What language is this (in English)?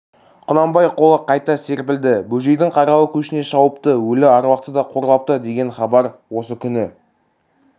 Kazakh